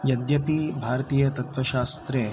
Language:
Sanskrit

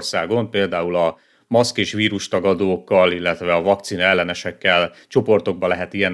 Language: Hungarian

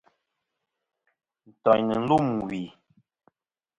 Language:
Kom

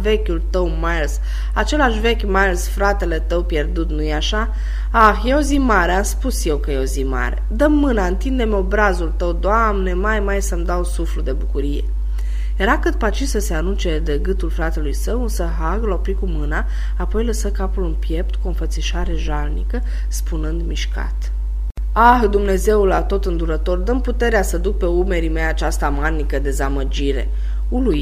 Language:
Romanian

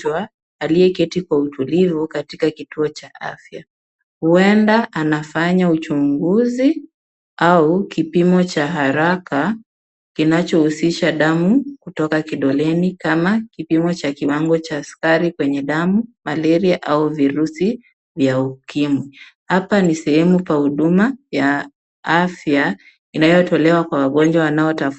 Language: Swahili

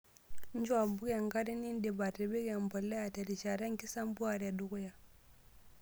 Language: Masai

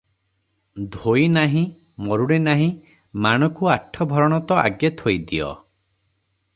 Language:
Odia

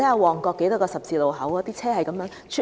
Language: Cantonese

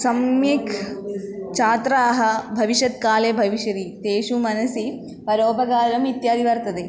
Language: Sanskrit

